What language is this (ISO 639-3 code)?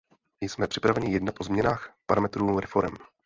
ces